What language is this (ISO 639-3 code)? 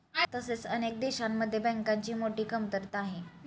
mar